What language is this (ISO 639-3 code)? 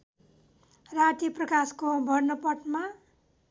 nep